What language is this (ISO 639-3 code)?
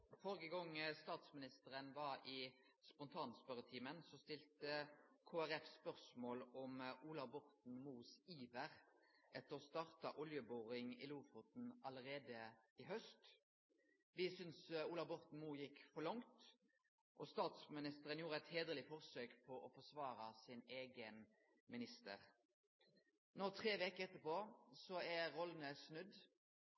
nno